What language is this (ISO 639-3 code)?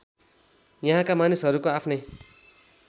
nep